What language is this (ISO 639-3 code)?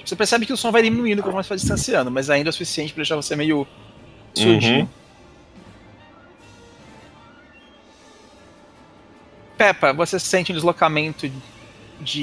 por